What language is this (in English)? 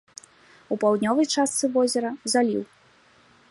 Belarusian